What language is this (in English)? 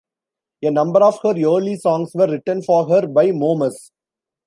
English